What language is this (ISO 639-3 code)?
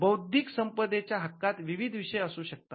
mar